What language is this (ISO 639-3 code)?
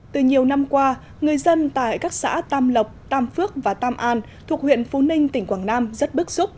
vie